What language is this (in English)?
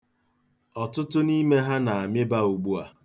Igbo